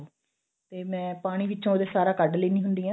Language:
Punjabi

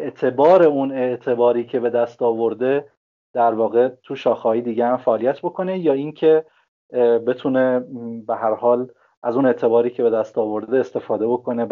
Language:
Persian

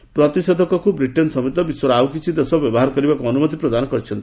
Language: Odia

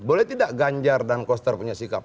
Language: Indonesian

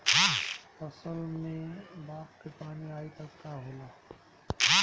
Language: Bhojpuri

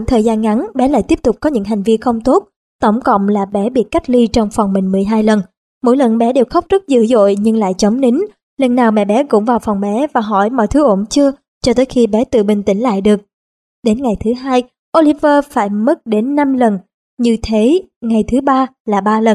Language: Vietnamese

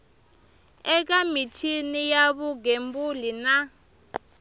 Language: Tsonga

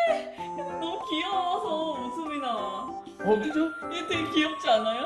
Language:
Korean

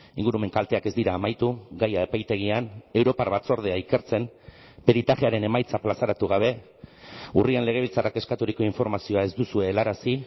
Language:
Basque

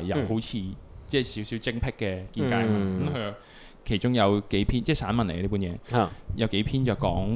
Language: Chinese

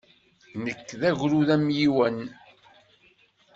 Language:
Kabyle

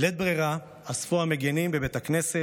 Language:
Hebrew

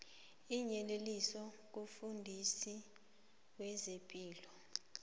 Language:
South Ndebele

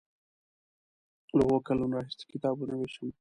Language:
Pashto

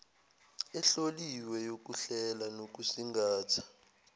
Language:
Zulu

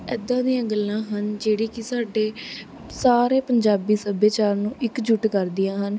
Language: Punjabi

